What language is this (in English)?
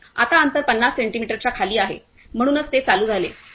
Marathi